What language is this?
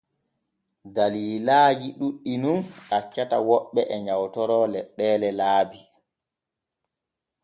Borgu Fulfulde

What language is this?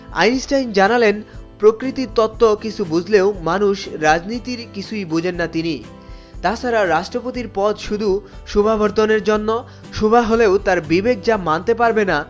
Bangla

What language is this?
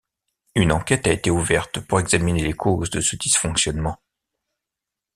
French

